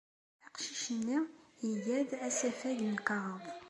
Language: Kabyle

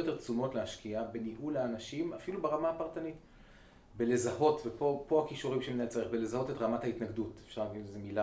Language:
Hebrew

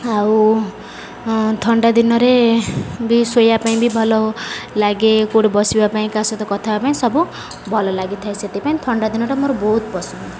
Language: Odia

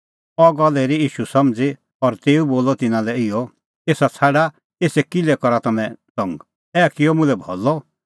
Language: Kullu Pahari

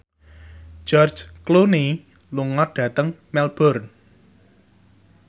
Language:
Javanese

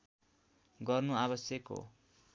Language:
Nepali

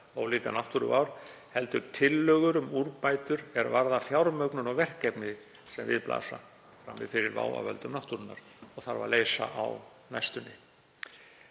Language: Icelandic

